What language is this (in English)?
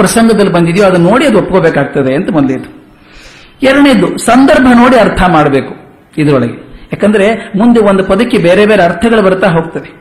Kannada